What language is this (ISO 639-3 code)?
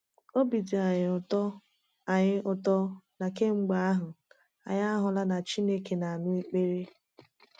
ibo